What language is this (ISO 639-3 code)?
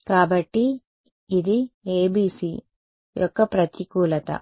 tel